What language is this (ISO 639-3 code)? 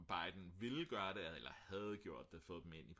dan